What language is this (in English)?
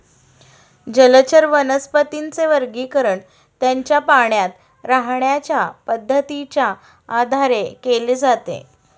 Marathi